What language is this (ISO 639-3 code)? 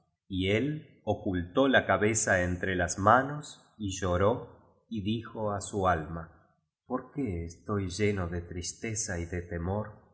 spa